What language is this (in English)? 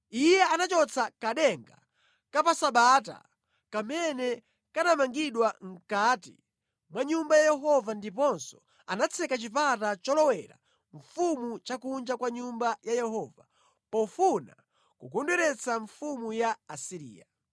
Nyanja